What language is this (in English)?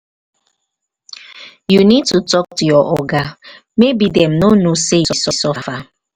Nigerian Pidgin